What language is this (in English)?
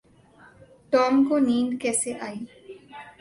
Urdu